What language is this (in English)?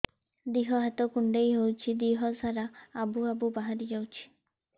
Odia